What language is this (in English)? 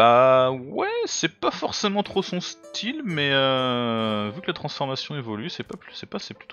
French